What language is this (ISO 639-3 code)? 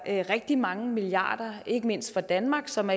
dan